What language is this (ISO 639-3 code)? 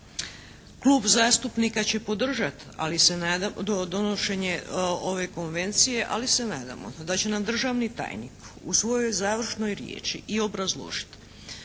hrv